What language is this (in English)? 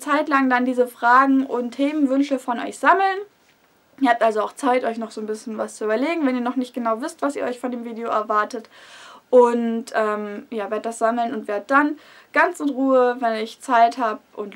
German